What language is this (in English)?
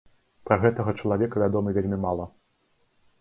Belarusian